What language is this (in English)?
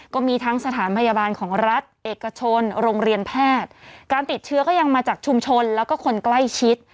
Thai